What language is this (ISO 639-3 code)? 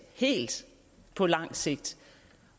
dan